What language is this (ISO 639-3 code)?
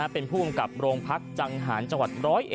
tha